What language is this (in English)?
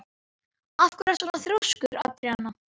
Icelandic